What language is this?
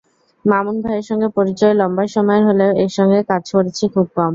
Bangla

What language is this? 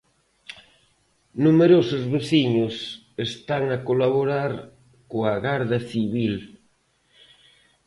Galician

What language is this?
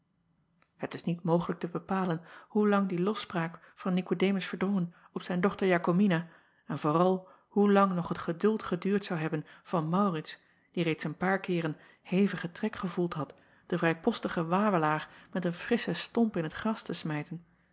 Dutch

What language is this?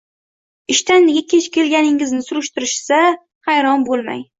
Uzbek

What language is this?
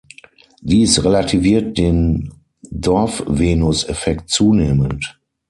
German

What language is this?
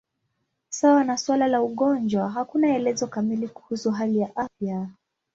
Swahili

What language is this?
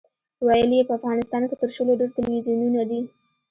Pashto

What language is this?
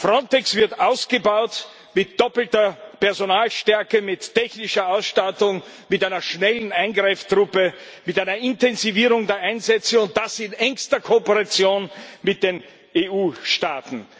German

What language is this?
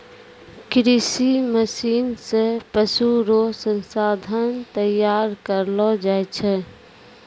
Maithili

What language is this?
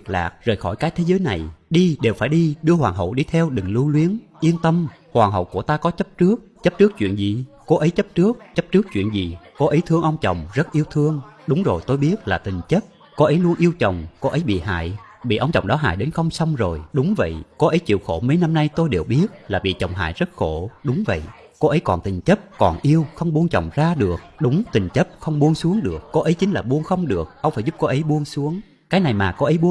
Vietnamese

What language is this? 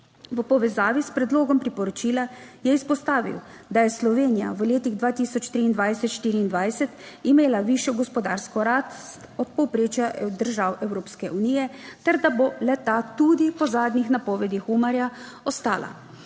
Slovenian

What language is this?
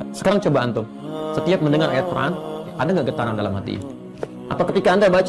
Indonesian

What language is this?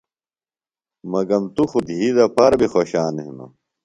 Phalura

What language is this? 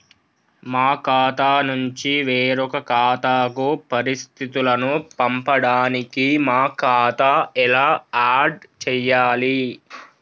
Telugu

